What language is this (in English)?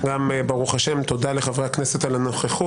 Hebrew